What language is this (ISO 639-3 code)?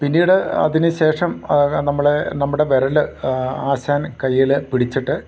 mal